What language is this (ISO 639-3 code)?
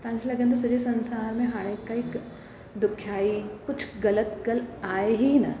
snd